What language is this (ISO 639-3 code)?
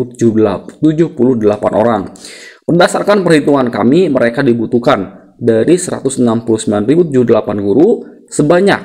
ind